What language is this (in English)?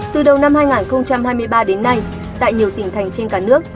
Vietnamese